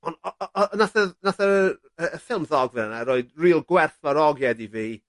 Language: Welsh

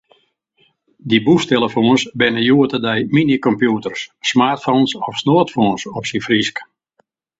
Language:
Western Frisian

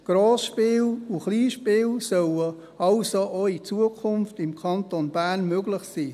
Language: Swiss German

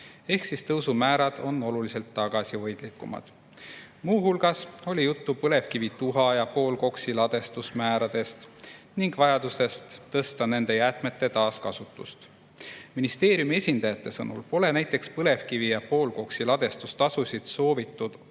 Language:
Estonian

